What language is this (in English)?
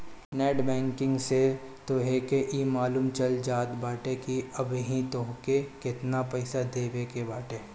Bhojpuri